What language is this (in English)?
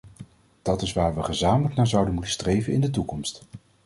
Dutch